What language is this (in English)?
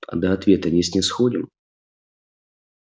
Russian